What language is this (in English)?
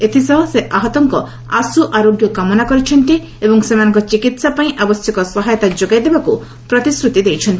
Odia